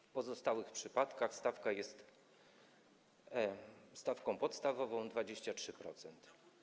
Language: Polish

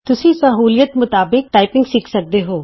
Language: Punjabi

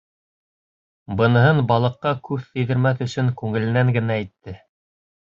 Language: Bashkir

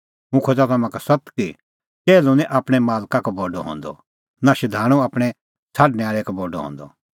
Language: Kullu Pahari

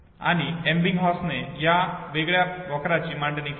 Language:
Marathi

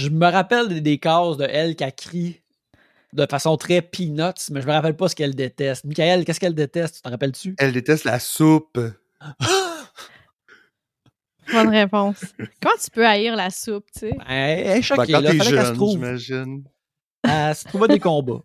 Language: French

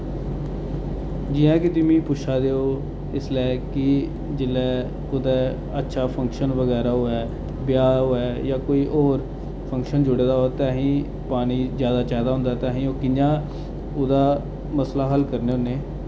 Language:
Dogri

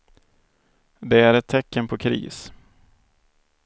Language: Swedish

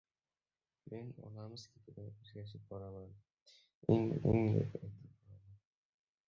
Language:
Uzbek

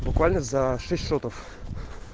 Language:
Russian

